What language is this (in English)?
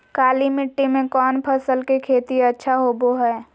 Magahi